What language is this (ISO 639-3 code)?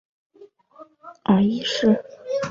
zho